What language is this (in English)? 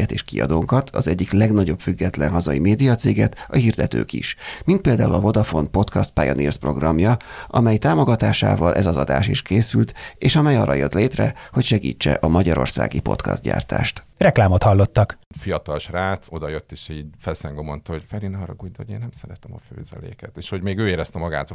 Hungarian